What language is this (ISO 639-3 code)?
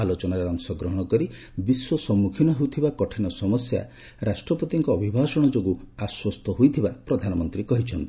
ori